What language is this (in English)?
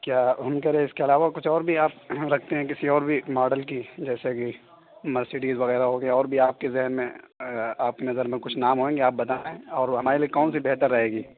Urdu